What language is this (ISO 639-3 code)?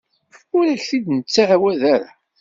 kab